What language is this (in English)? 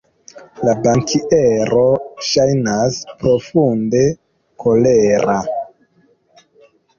Esperanto